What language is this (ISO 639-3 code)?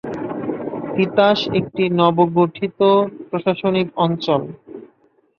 ben